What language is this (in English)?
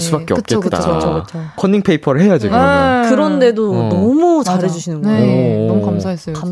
Korean